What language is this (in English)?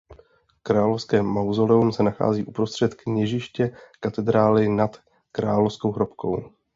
Czech